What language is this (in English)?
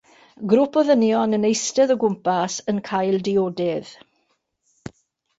Welsh